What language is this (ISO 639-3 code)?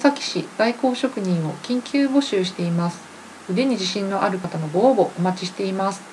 jpn